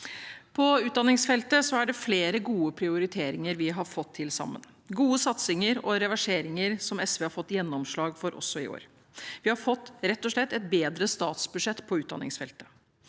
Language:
Norwegian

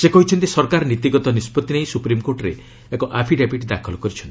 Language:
Odia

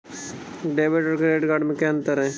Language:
Hindi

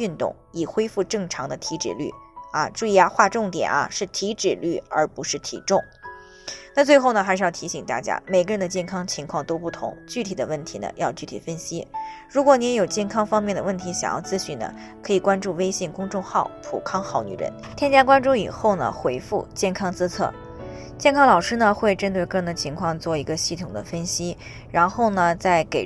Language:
Chinese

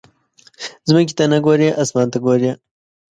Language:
Pashto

